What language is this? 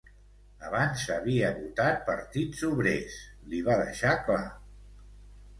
Catalan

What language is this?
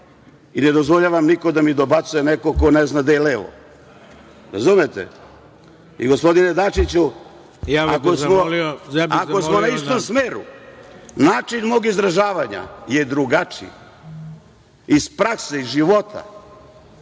Serbian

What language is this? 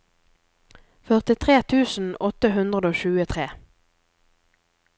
Norwegian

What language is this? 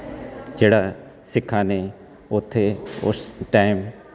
Punjabi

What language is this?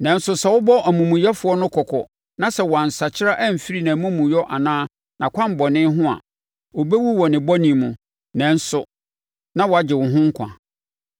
Akan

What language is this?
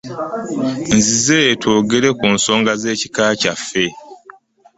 Ganda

